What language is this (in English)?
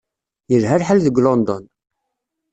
Kabyle